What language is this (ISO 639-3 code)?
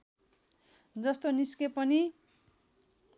nep